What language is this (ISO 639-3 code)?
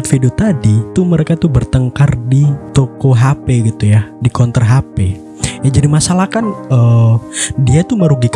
ind